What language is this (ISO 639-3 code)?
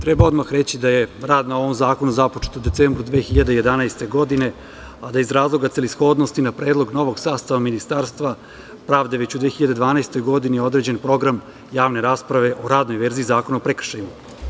srp